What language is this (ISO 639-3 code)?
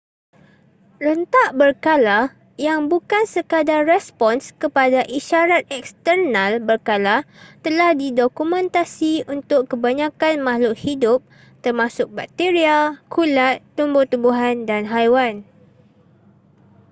msa